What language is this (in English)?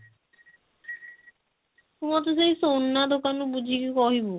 Odia